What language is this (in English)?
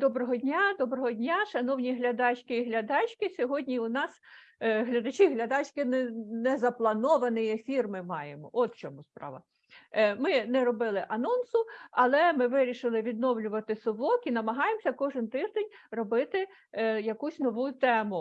Ukrainian